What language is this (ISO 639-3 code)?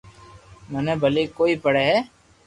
lrk